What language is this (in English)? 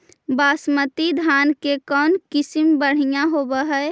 Magahi